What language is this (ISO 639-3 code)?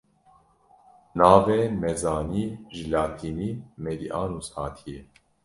kur